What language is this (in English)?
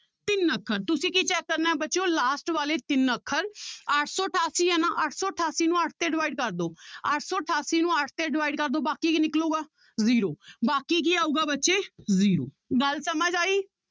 Punjabi